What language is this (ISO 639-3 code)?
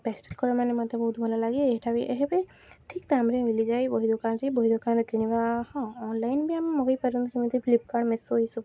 ori